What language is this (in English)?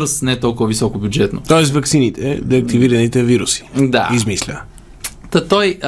Bulgarian